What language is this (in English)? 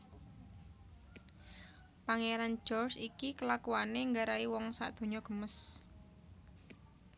Javanese